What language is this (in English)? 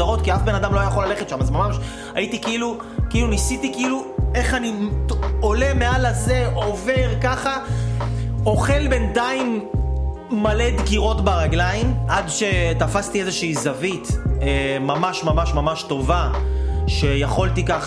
Hebrew